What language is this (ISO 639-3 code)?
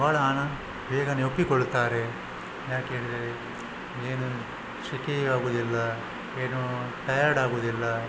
kan